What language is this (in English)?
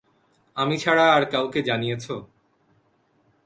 Bangla